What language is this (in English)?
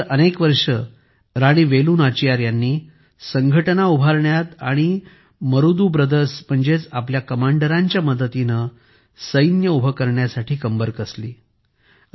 Marathi